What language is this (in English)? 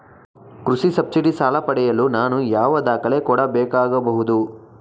Kannada